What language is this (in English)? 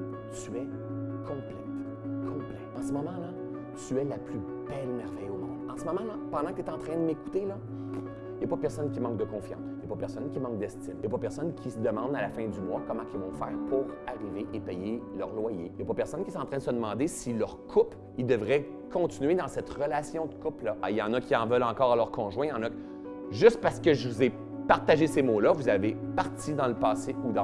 French